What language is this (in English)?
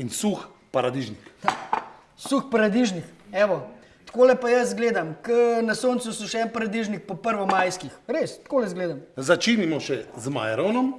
Slovenian